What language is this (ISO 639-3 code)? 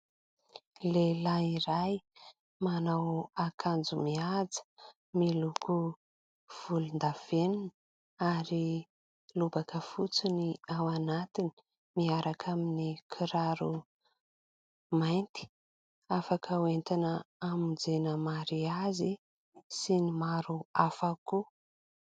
mlg